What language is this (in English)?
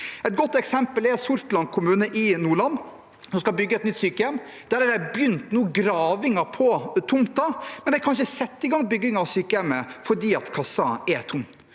Norwegian